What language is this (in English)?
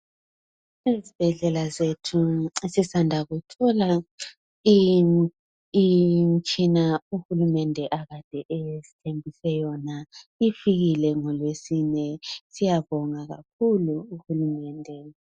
North Ndebele